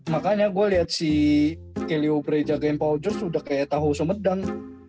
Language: Indonesian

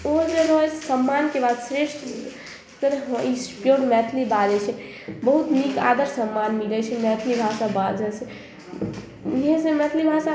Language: Maithili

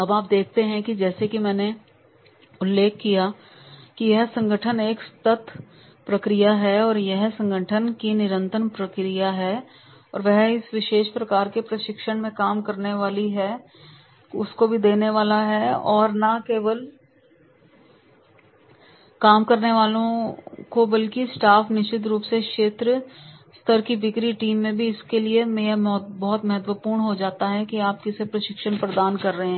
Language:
Hindi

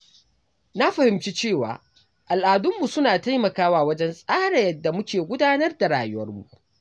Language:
Hausa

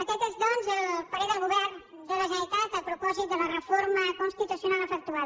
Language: Catalan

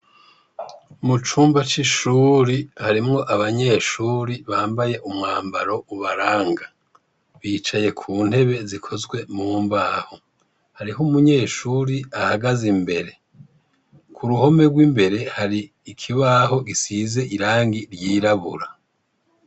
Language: Rundi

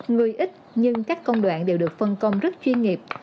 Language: Vietnamese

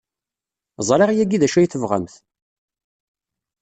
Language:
Kabyle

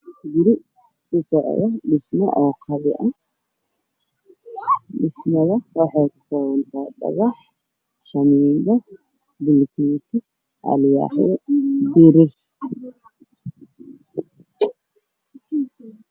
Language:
Somali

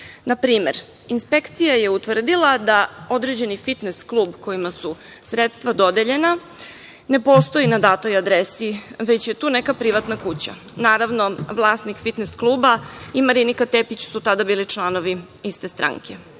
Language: Serbian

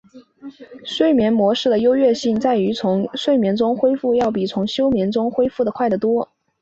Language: Chinese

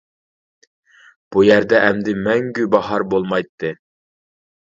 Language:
Uyghur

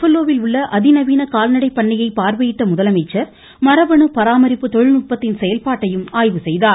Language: Tamil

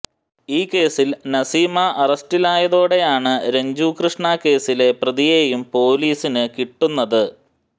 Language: Malayalam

